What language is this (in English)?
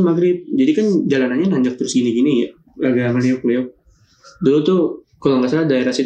Indonesian